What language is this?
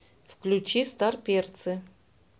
Russian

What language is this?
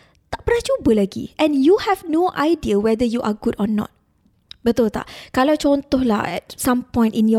Malay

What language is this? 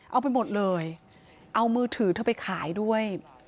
Thai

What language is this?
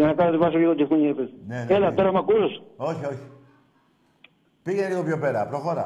Greek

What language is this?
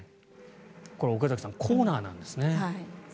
Japanese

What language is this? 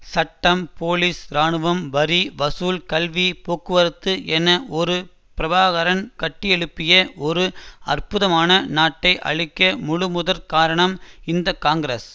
Tamil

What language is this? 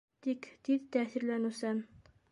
Bashkir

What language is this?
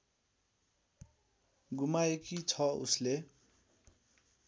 Nepali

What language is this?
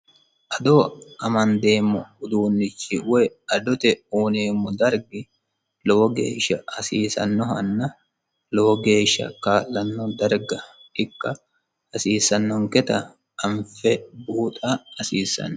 Sidamo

